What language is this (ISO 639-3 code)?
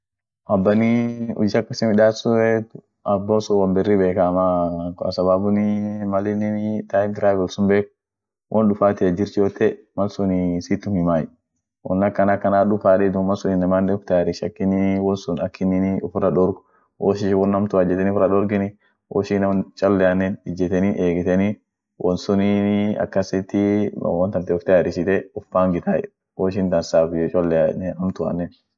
orc